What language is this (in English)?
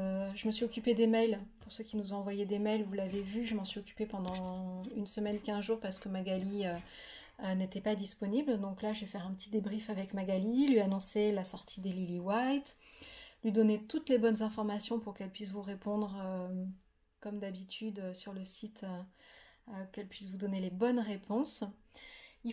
French